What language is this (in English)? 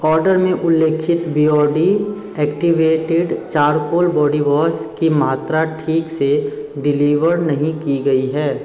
Hindi